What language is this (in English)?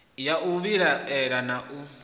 Venda